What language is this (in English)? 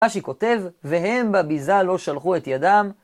Hebrew